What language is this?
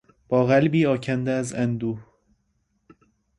Persian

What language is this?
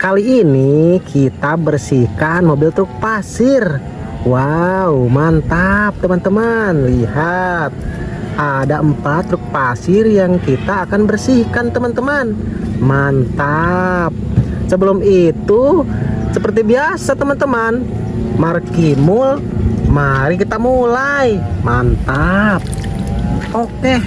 Indonesian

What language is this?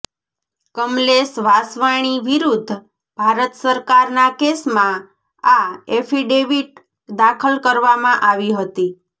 Gujarati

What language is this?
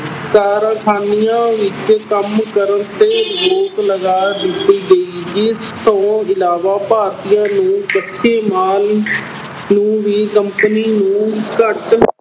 Punjabi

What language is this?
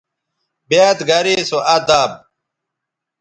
Bateri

